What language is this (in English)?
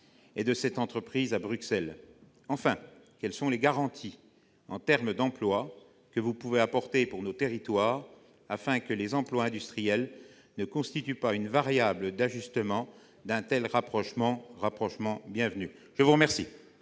French